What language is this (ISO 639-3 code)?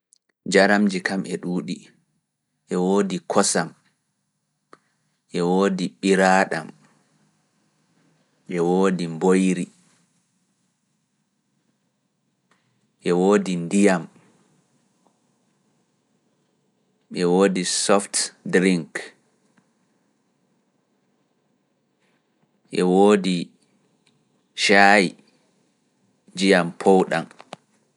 ful